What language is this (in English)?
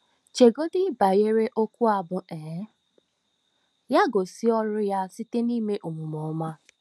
Igbo